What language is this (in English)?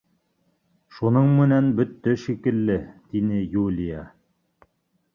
Bashkir